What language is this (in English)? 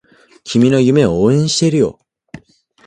Japanese